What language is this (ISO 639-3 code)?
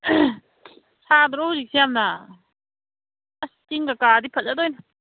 mni